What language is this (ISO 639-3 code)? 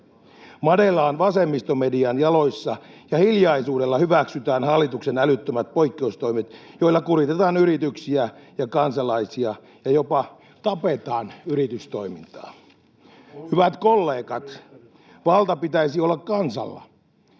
fin